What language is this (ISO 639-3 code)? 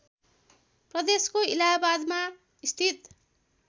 nep